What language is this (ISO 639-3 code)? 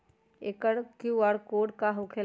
mag